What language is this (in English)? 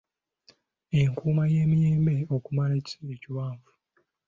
Ganda